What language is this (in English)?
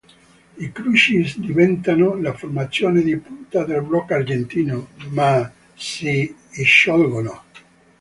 Italian